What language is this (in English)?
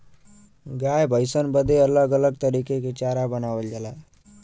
Bhojpuri